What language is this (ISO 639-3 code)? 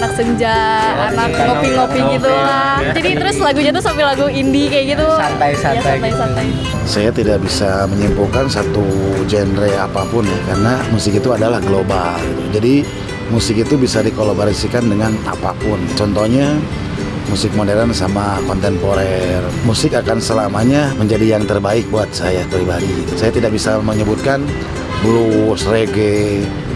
ind